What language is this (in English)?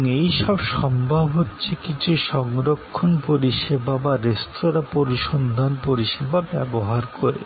Bangla